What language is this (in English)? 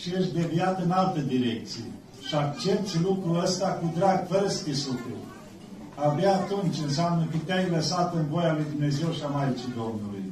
Romanian